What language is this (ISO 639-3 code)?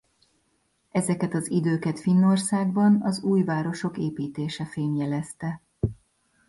hun